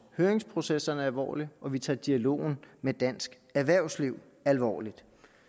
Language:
Danish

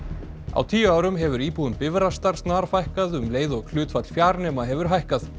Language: Icelandic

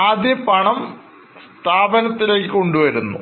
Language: Malayalam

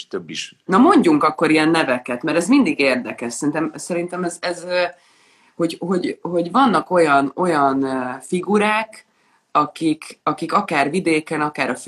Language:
Hungarian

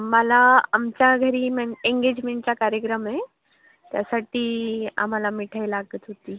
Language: Marathi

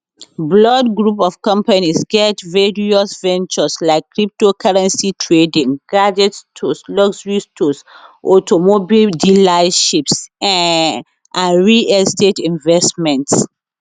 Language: Nigerian Pidgin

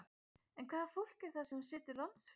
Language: Icelandic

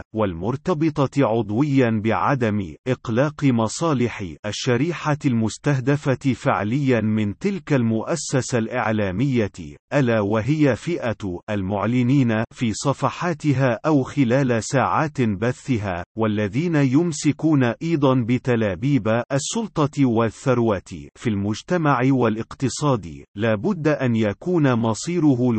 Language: Arabic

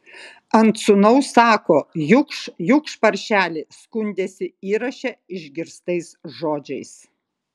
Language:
Lithuanian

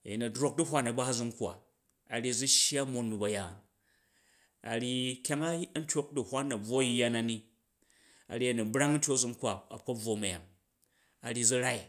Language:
Jju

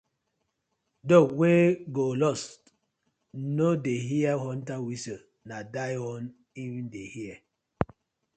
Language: Nigerian Pidgin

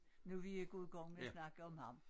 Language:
Danish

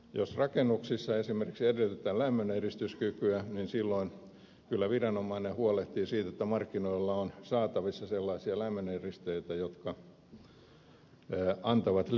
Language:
Finnish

